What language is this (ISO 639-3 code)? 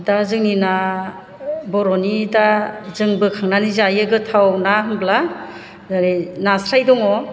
brx